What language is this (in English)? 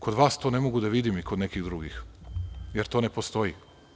Serbian